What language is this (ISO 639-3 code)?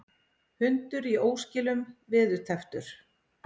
isl